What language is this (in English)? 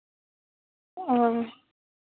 Santali